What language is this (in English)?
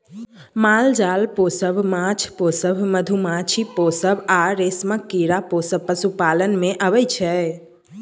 Maithili